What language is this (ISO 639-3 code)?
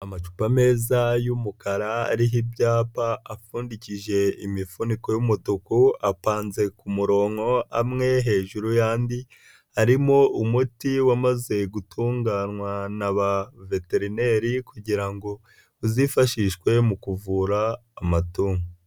kin